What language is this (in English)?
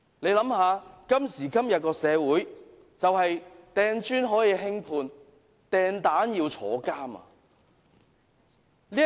Cantonese